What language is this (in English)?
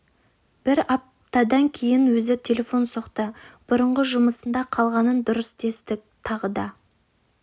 Kazakh